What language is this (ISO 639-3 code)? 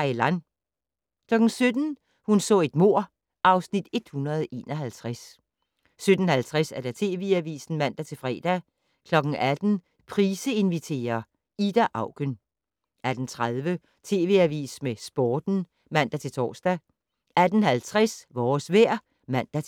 dan